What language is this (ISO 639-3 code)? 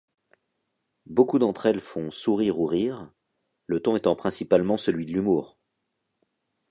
fra